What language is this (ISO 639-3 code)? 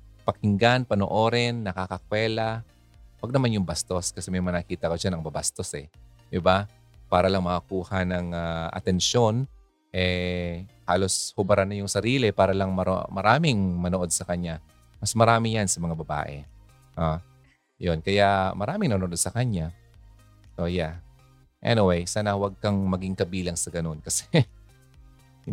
fil